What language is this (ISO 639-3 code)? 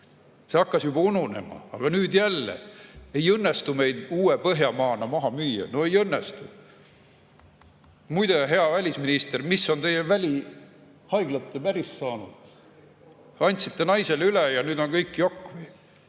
est